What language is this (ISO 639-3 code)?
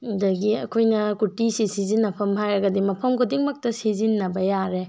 mni